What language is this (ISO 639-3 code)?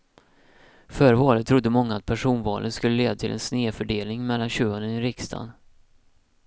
swe